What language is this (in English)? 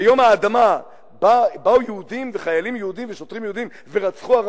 Hebrew